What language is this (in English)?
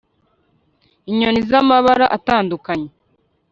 Kinyarwanda